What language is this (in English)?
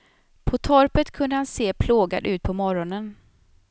Swedish